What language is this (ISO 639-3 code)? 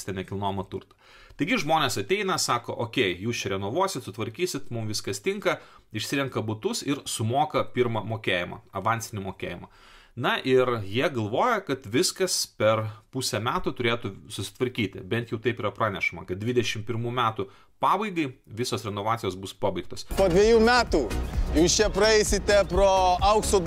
lit